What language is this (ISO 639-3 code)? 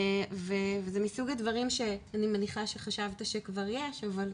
heb